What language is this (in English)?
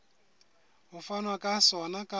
Southern Sotho